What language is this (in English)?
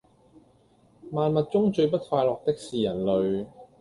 Cantonese